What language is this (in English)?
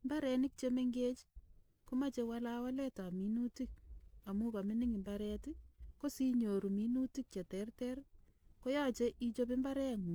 Kalenjin